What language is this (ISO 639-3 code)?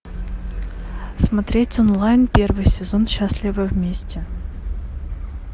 rus